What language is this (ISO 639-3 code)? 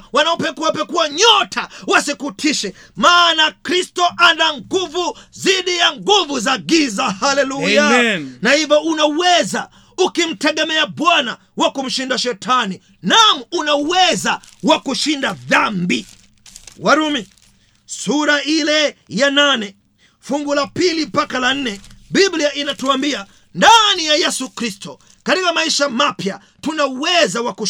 swa